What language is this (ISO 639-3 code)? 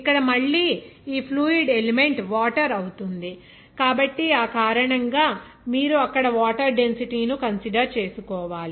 tel